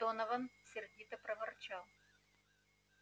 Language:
Russian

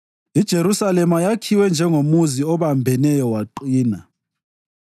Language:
North Ndebele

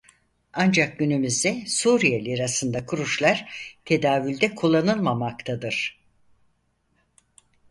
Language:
Turkish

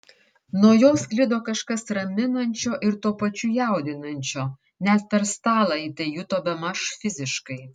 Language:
Lithuanian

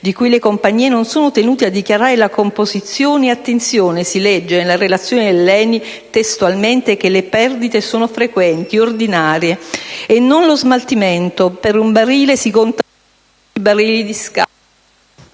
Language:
Italian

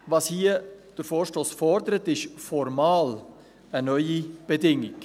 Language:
Swiss German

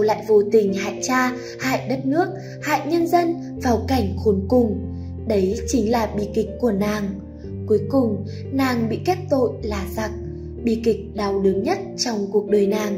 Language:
Vietnamese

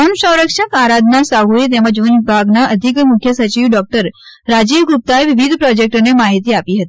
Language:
Gujarati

